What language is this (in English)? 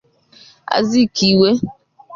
Igbo